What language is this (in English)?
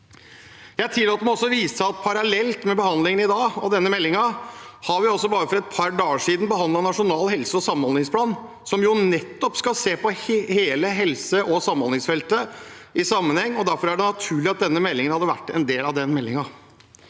Norwegian